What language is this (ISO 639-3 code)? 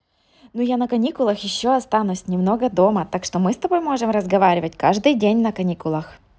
rus